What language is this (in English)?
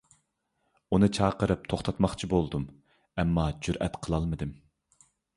Uyghur